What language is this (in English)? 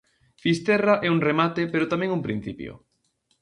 Galician